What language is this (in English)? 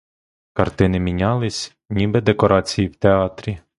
Ukrainian